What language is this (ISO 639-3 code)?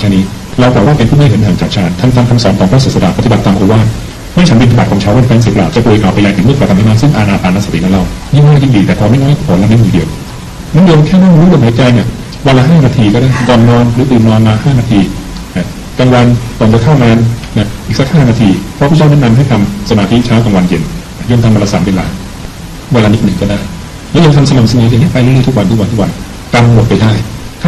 tha